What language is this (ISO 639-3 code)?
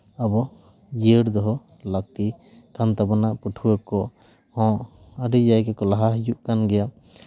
sat